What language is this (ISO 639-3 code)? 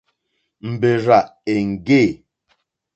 bri